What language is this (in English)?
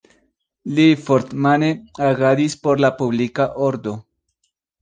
Esperanto